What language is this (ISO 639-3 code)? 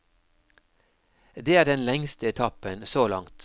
nor